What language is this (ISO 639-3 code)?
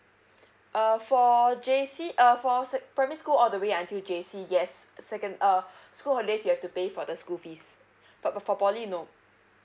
eng